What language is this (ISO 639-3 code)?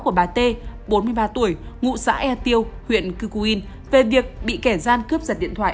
vie